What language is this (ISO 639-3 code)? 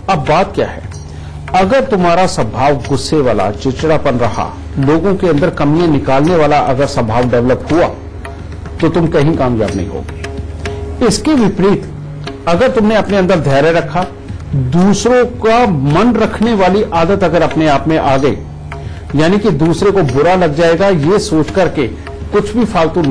hin